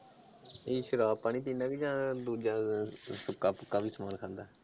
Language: Punjabi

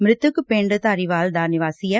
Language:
Punjabi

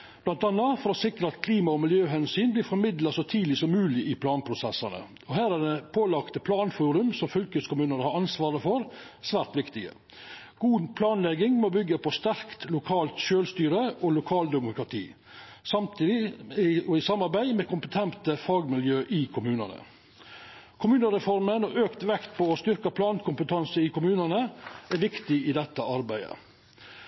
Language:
Norwegian Nynorsk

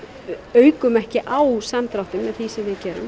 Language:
Icelandic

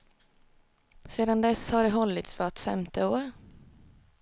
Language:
Swedish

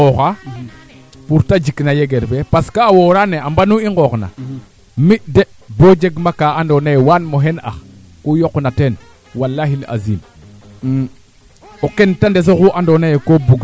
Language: Serer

